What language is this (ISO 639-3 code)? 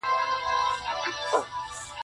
pus